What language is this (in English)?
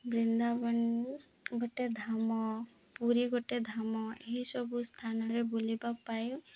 Odia